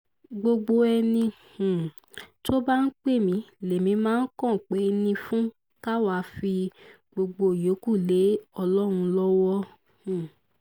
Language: Yoruba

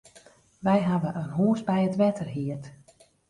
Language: Western Frisian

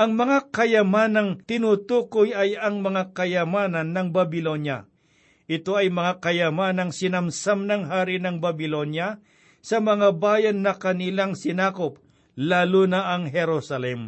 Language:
Filipino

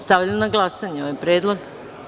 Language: Serbian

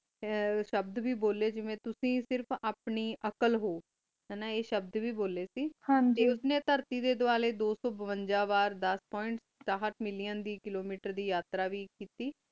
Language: Punjabi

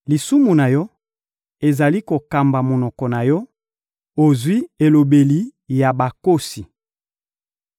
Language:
Lingala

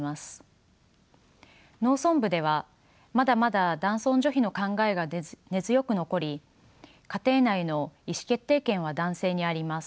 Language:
Japanese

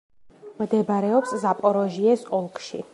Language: Georgian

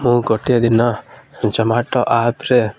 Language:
Odia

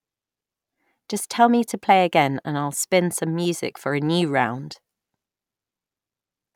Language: English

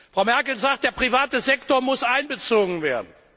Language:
German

